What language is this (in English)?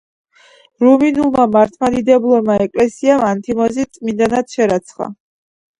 Georgian